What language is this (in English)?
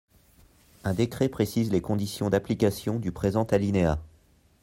French